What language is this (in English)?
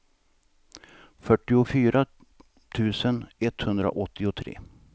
Swedish